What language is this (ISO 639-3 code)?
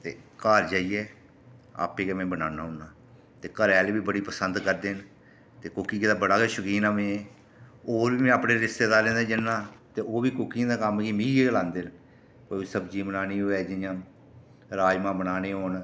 doi